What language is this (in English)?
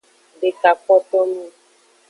Aja (Benin)